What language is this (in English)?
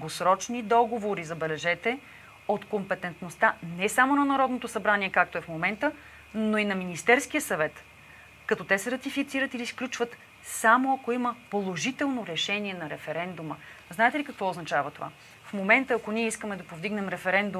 Bulgarian